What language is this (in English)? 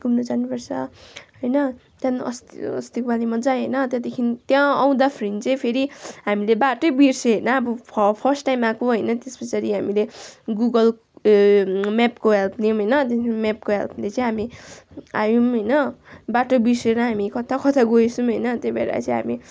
Nepali